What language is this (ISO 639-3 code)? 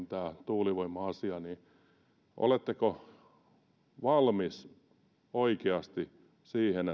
fin